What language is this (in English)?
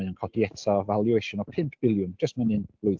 Welsh